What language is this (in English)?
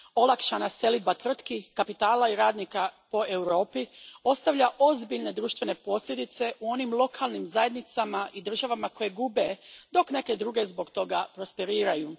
Croatian